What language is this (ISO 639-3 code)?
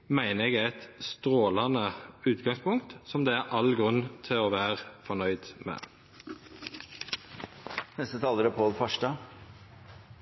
nor